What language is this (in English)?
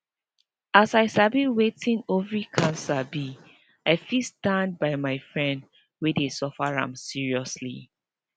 Nigerian Pidgin